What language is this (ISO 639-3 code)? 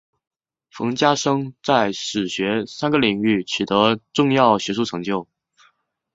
zho